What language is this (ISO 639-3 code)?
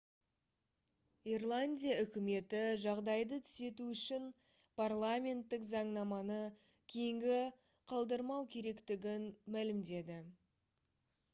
kaz